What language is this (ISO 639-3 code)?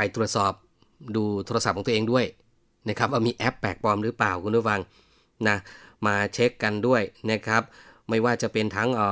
tha